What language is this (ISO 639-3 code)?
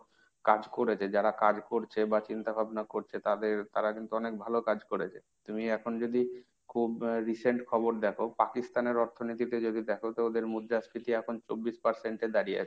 ben